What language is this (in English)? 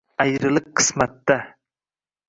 Uzbek